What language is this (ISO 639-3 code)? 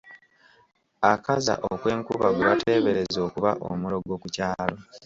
lug